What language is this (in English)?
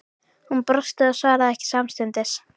Icelandic